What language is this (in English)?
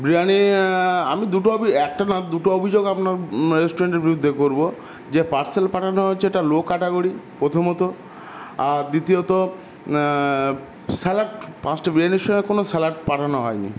Bangla